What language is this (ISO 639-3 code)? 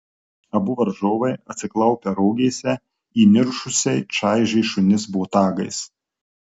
lit